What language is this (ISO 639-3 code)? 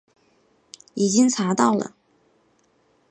zho